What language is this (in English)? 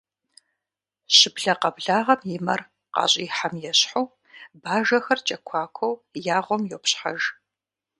Kabardian